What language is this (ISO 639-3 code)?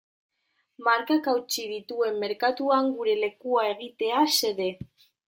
eus